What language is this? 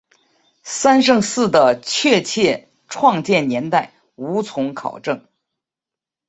Chinese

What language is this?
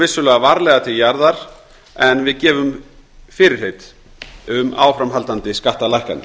Icelandic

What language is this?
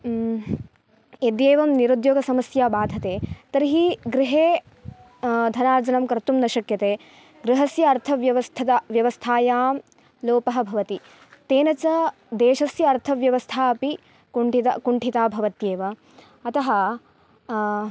Sanskrit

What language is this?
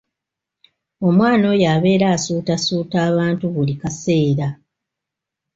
Ganda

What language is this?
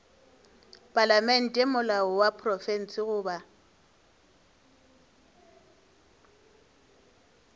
Northern Sotho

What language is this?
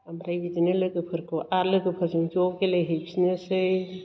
Bodo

